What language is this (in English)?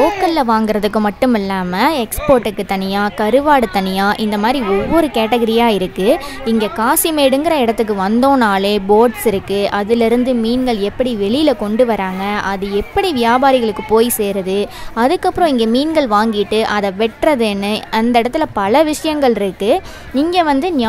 Tamil